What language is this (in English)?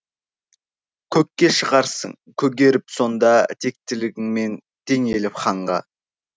Kazakh